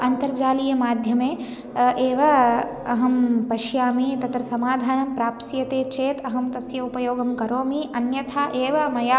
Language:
Sanskrit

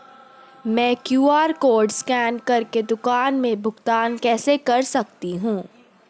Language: Hindi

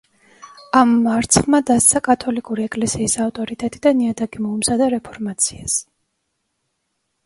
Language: Georgian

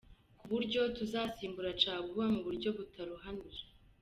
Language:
Kinyarwanda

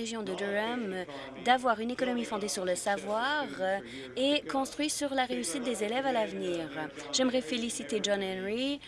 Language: French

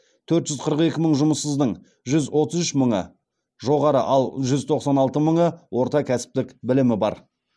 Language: Kazakh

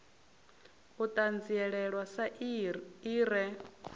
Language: Venda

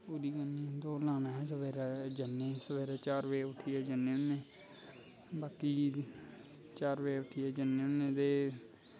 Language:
Dogri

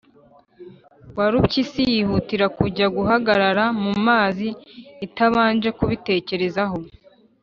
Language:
Kinyarwanda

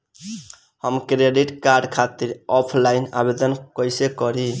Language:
Bhojpuri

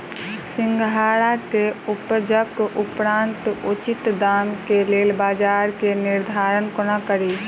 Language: Maithili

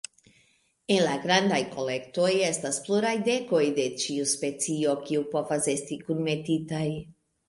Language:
Esperanto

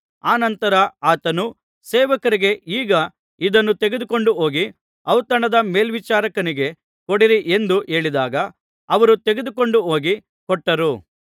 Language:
Kannada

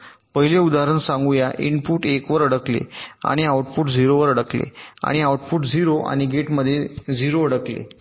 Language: Marathi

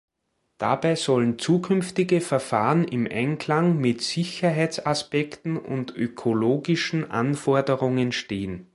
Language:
German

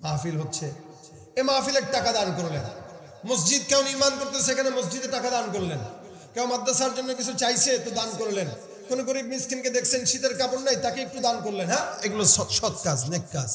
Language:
Arabic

